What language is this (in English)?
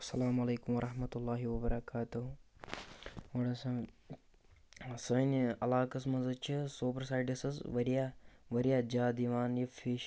Kashmiri